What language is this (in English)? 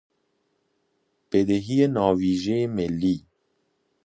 Persian